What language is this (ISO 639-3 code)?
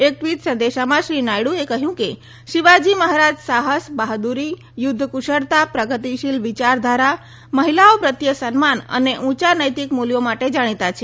guj